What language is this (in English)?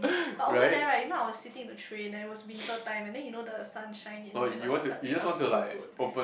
English